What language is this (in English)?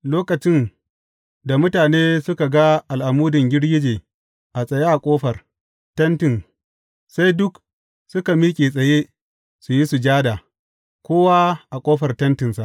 Hausa